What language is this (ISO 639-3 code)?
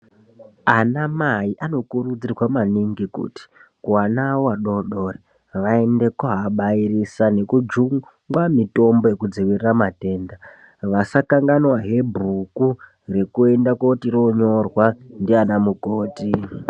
ndc